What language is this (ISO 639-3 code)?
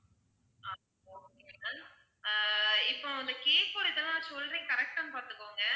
tam